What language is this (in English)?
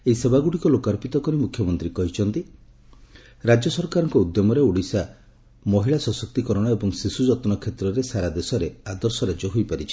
Odia